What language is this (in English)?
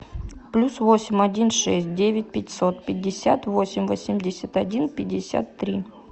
Russian